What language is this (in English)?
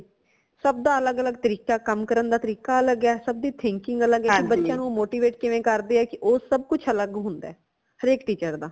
Punjabi